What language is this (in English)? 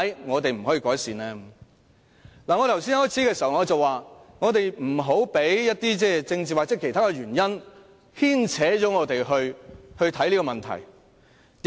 Cantonese